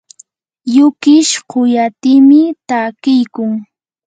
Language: Yanahuanca Pasco Quechua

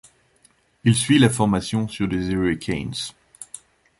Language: French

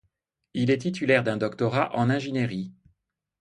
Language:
French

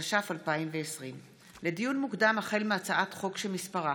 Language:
Hebrew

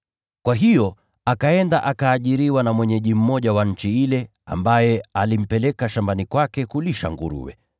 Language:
Swahili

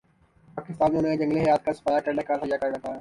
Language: Urdu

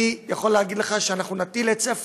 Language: Hebrew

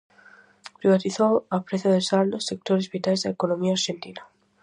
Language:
Galician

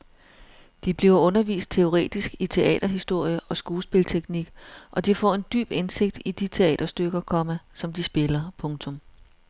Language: Danish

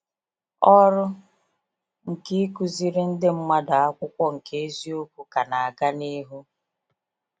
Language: Igbo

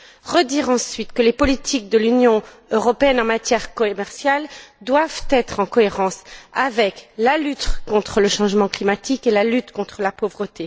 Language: French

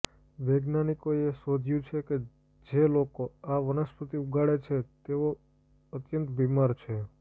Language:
Gujarati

